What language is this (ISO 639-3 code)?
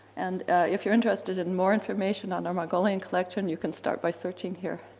eng